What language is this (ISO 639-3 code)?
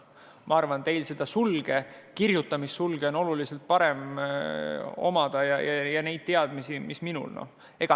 est